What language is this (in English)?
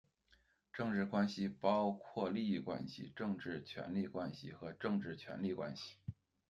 Chinese